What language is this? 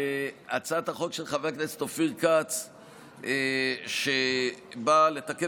Hebrew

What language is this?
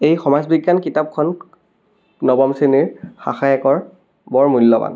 Assamese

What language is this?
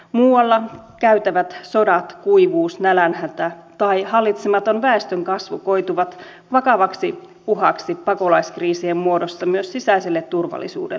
Finnish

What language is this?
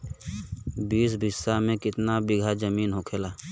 Bhojpuri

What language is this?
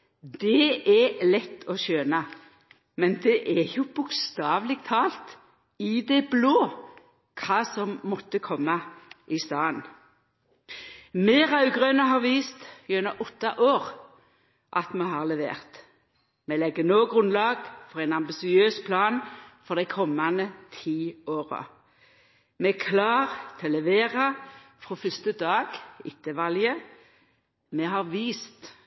Norwegian Nynorsk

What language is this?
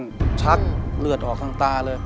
Thai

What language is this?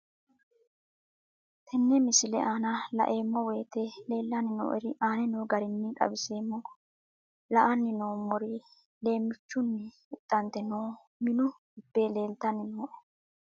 Sidamo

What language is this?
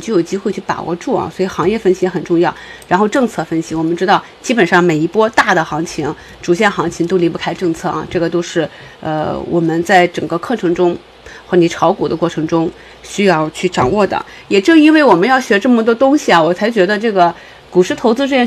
Chinese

